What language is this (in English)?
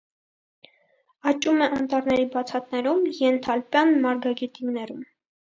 Armenian